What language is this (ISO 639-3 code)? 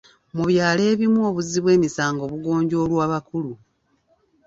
lug